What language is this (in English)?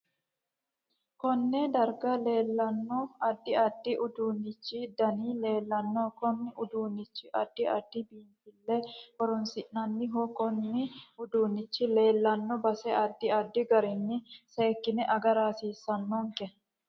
Sidamo